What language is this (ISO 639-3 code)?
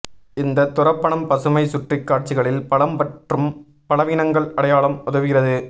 tam